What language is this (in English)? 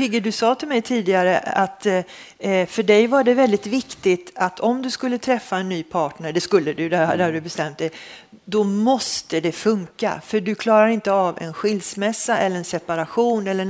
Swedish